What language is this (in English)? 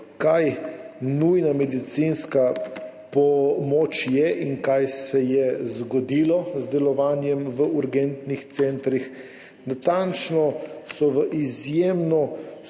Slovenian